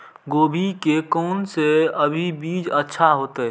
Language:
Maithili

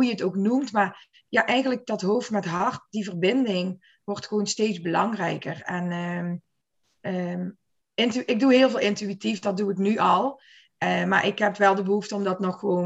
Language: Dutch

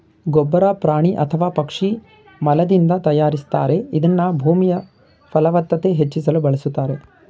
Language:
Kannada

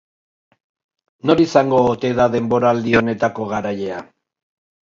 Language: Basque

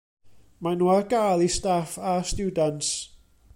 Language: Welsh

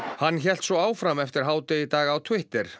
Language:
Icelandic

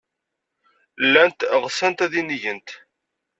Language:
Kabyle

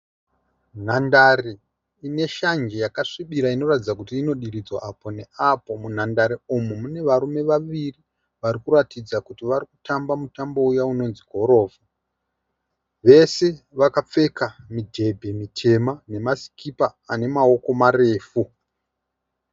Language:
Shona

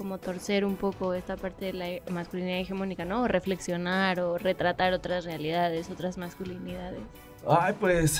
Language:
Spanish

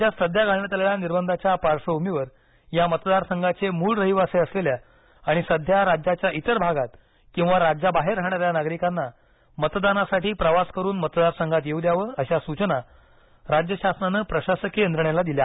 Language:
Marathi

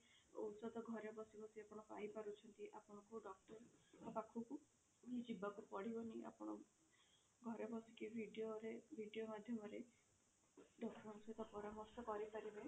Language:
Odia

